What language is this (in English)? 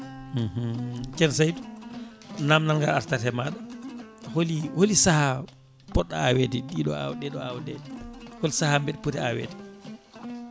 Fula